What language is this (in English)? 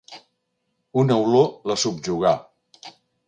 Catalan